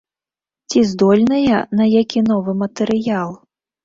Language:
Belarusian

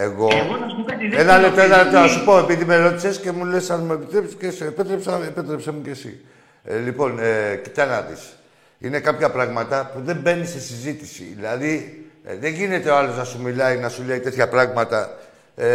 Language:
Greek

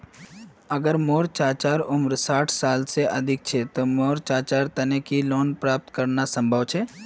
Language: Magahi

